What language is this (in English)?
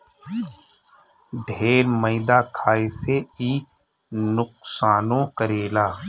Bhojpuri